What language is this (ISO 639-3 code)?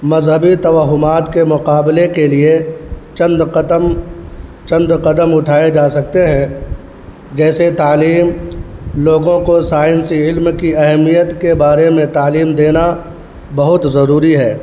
urd